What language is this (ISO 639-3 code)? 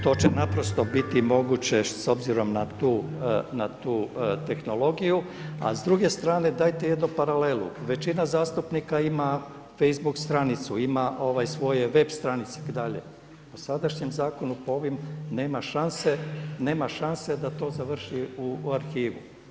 hrv